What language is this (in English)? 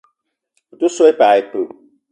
Eton (Cameroon)